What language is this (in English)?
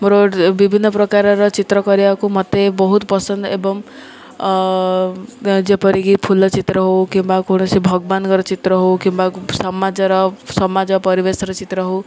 Odia